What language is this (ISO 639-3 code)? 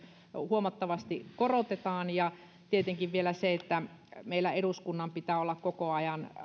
fin